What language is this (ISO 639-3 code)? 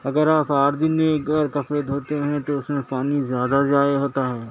urd